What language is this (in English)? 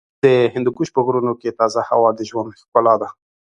Pashto